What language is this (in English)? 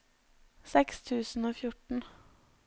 Norwegian